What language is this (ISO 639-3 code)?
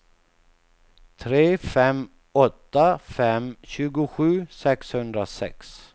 swe